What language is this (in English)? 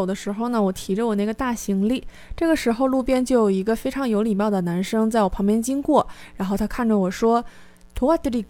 Chinese